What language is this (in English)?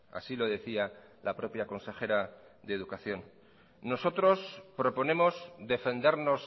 Spanish